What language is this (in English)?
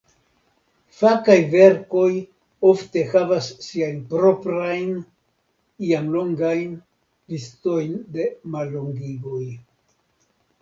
Esperanto